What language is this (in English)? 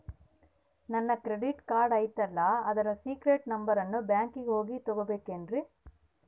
Kannada